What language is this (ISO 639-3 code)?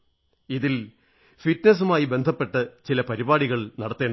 mal